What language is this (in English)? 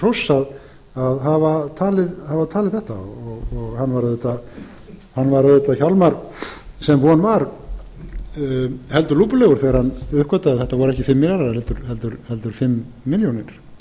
Icelandic